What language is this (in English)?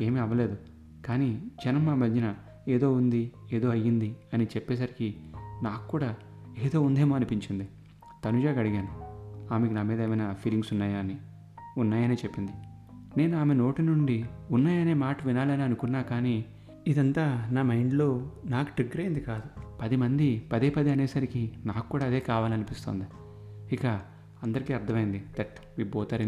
Telugu